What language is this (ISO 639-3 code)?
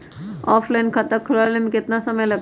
mag